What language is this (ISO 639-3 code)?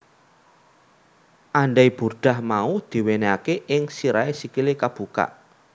jav